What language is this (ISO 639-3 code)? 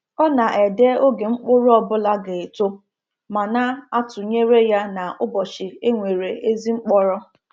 ibo